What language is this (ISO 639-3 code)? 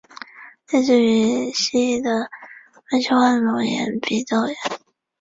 zho